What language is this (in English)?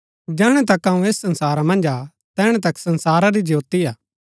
Gaddi